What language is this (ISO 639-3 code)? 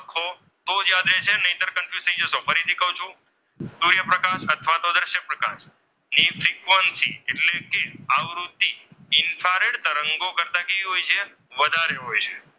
guj